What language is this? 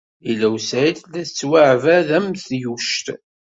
Kabyle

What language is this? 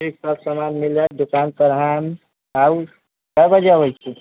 Maithili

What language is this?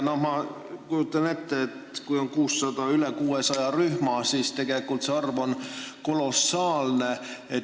Estonian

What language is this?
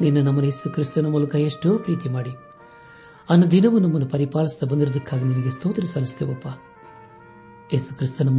Kannada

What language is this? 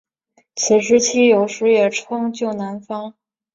Chinese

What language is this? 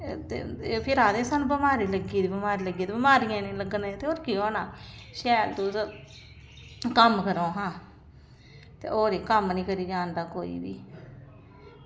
Dogri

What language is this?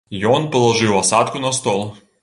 Belarusian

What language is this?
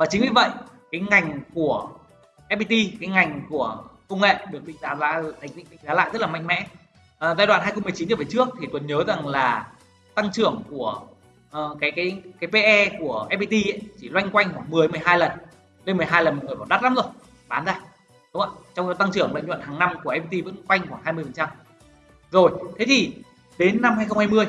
Vietnamese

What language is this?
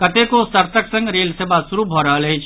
Maithili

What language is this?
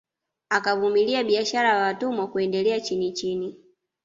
Swahili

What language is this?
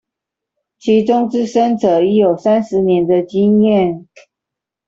Chinese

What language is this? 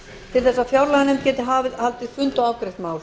Icelandic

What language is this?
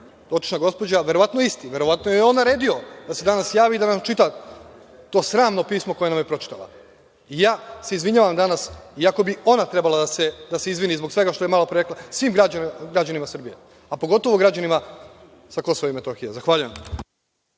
Serbian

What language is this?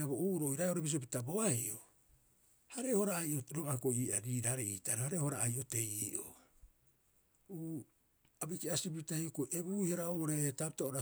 Rapoisi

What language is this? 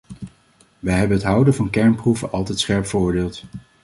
Dutch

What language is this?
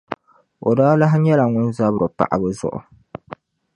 Dagbani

